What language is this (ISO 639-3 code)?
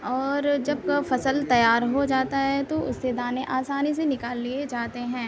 urd